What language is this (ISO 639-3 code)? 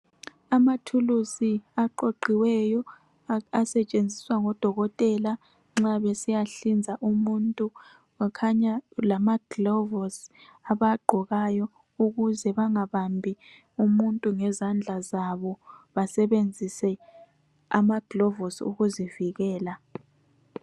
nde